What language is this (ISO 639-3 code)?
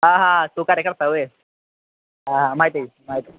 mar